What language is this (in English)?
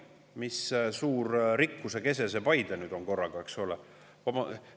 Estonian